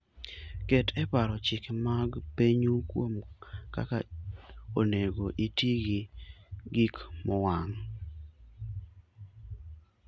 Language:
Luo (Kenya and Tanzania)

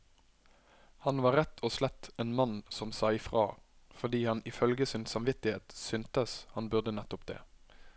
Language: Norwegian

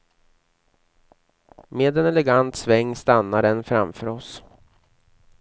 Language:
Swedish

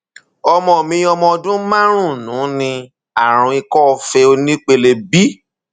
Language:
Yoruba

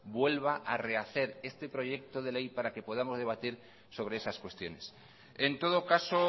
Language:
Spanish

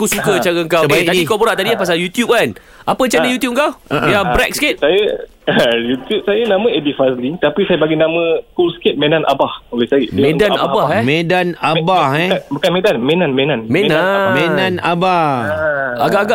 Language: Malay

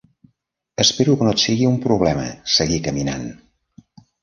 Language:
Catalan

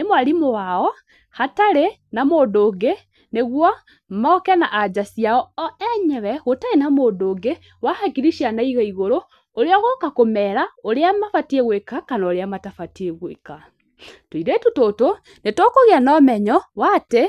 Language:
Kikuyu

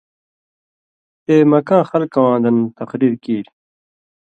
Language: Indus Kohistani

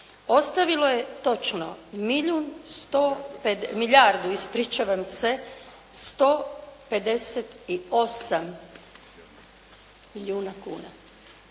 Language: Croatian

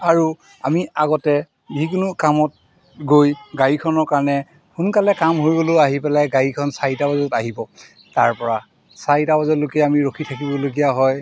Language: Assamese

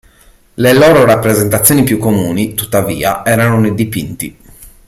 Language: Italian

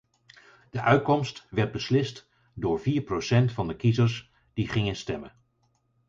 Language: Dutch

